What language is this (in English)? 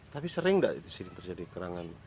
Indonesian